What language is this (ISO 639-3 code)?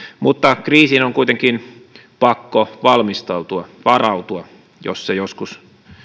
fin